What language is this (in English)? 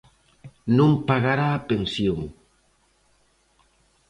Galician